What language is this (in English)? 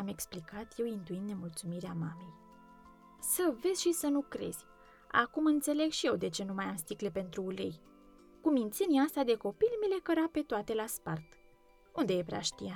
Romanian